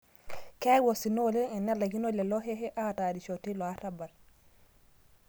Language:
Masai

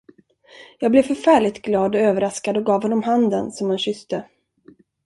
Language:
Swedish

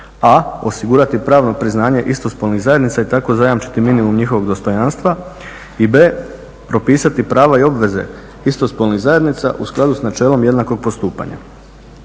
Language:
Croatian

